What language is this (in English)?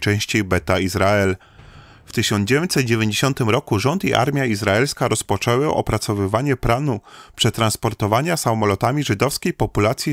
Polish